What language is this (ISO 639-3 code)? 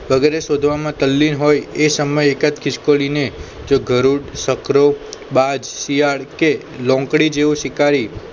guj